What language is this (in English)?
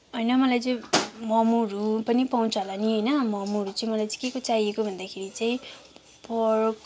Nepali